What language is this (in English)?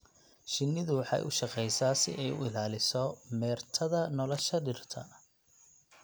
Somali